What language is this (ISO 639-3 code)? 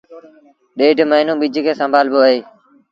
sbn